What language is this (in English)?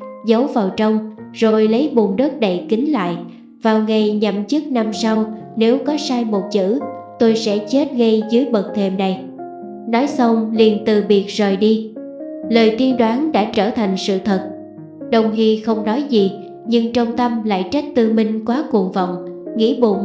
Vietnamese